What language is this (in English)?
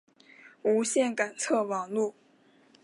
Chinese